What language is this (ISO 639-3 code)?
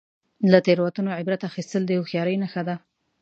pus